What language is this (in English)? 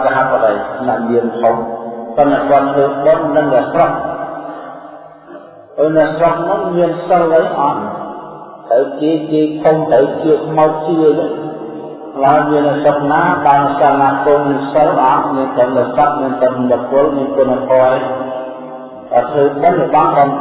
Vietnamese